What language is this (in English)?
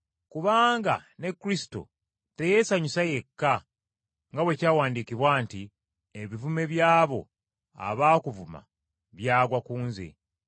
Ganda